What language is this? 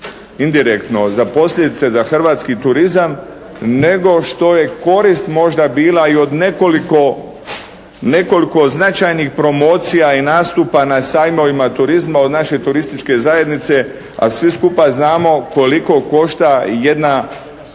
Croatian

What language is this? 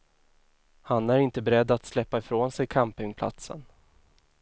Swedish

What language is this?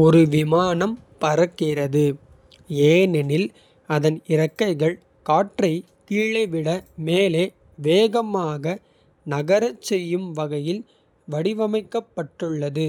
Kota (India)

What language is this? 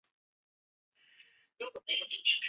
Chinese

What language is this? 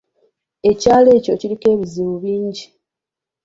Ganda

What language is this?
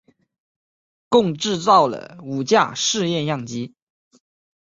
Chinese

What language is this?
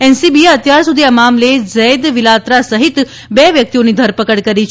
Gujarati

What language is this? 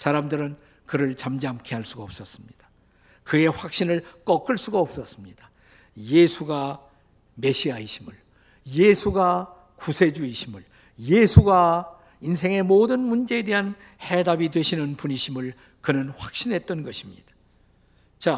Korean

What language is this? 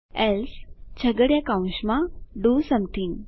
Gujarati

